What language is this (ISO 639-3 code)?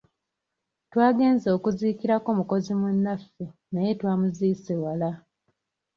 lug